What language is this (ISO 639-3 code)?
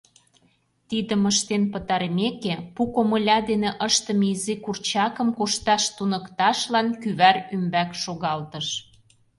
chm